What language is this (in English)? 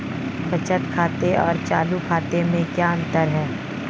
Hindi